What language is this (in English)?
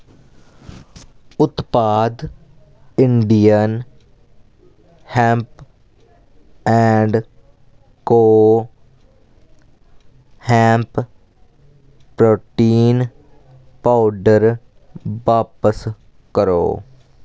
Dogri